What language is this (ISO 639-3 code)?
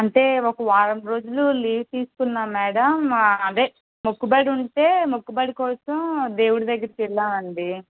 tel